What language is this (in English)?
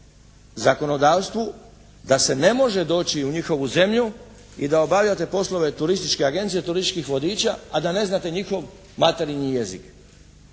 Croatian